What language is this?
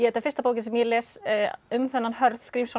Icelandic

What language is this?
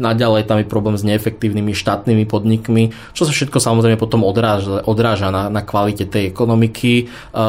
Slovak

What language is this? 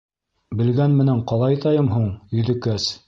Bashkir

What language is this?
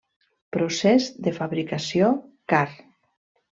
Catalan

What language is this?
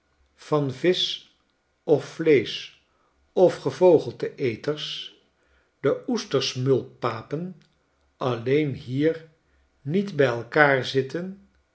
Dutch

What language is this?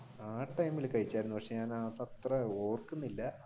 Malayalam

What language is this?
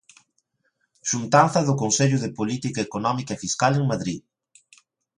Galician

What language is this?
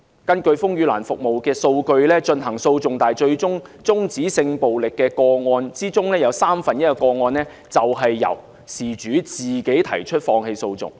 Cantonese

